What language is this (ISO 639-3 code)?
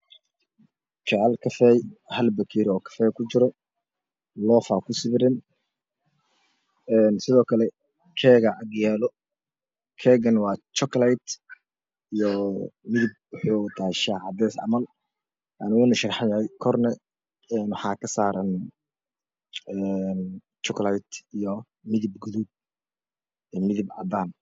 som